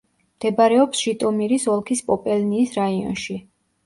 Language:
Georgian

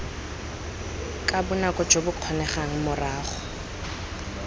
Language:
Tswana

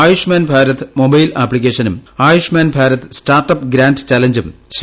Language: Malayalam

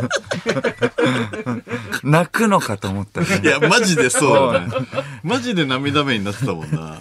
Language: Japanese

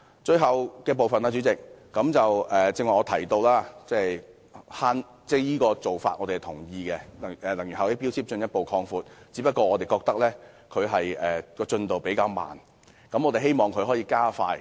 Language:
Cantonese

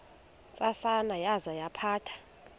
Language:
Xhosa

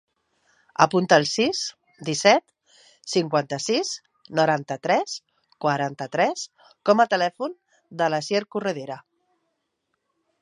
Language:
Catalan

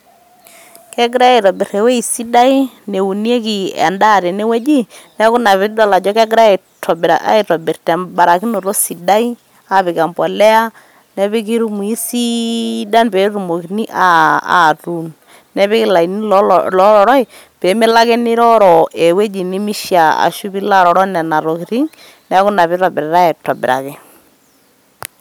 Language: Masai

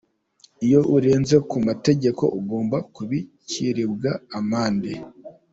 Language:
Kinyarwanda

